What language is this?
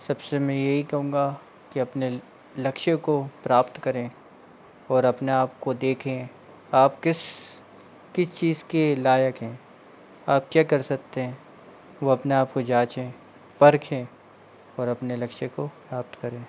Hindi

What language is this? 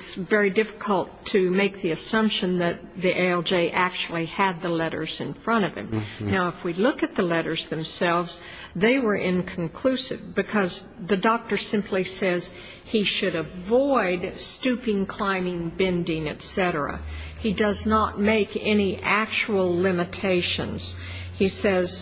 English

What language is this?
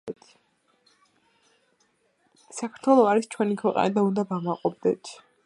Georgian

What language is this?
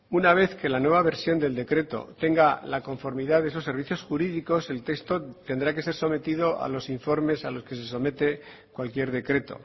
Spanish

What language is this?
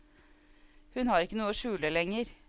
Norwegian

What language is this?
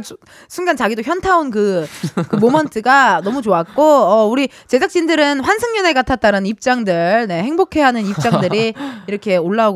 Korean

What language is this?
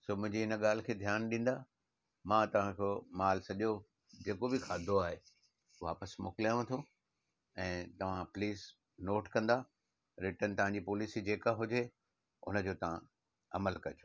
Sindhi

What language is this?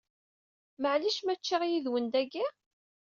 Kabyle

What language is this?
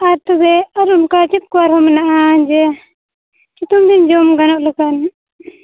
Santali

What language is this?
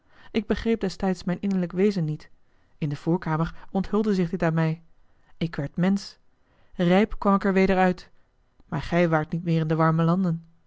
Dutch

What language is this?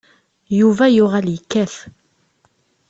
Kabyle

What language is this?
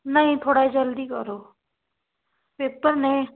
Punjabi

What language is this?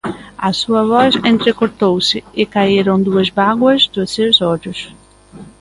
Galician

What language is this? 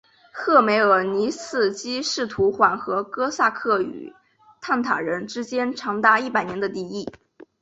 Chinese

